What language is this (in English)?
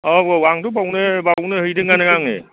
Bodo